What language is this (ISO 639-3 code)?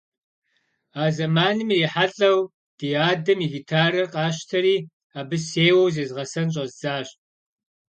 kbd